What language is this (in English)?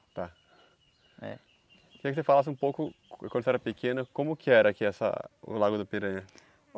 Portuguese